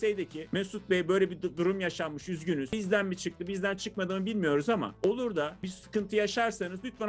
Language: Turkish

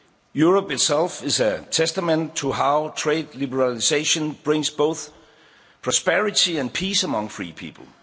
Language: English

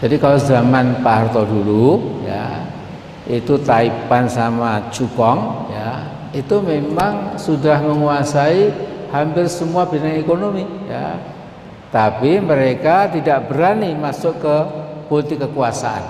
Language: Indonesian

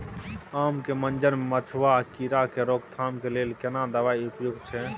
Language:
Maithili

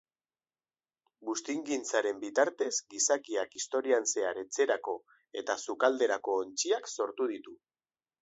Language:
Basque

